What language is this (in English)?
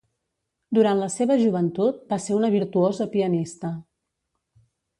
Catalan